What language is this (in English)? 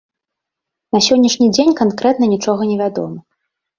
Belarusian